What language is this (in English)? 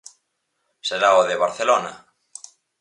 Galician